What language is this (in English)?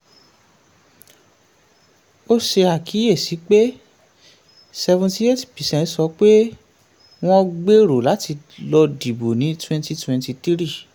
Yoruba